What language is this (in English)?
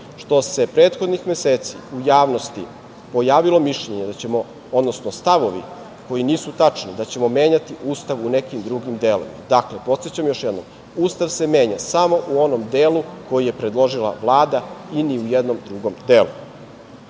Serbian